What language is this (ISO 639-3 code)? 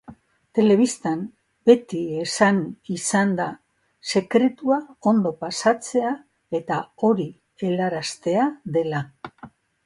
eus